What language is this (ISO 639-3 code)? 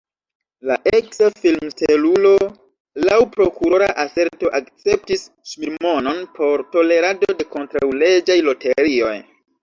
epo